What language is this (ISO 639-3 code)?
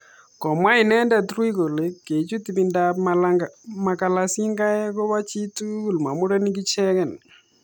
kln